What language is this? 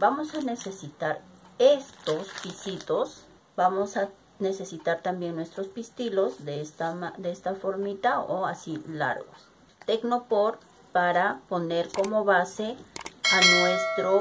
Spanish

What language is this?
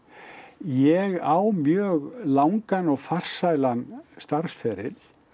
Icelandic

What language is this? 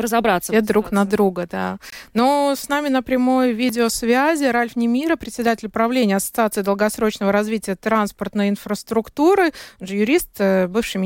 Russian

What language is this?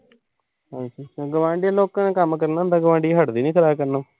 Punjabi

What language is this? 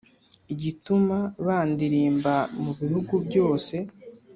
Kinyarwanda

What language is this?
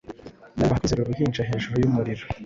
Kinyarwanda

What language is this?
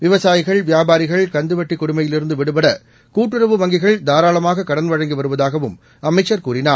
Tamil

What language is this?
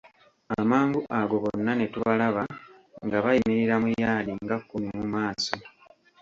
Ganda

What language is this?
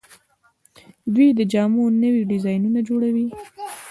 Pashto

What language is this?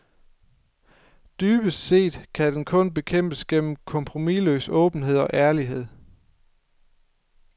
Danish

